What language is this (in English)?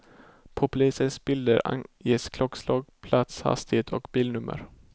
Swedish